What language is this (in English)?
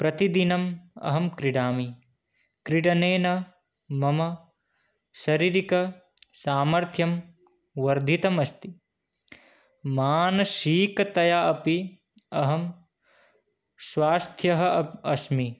Sanskrit